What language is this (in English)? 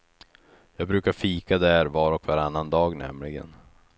Swedish